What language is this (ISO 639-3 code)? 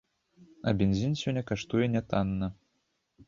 bel